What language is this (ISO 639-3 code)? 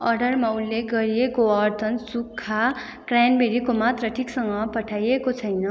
nep